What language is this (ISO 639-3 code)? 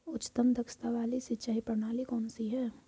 hin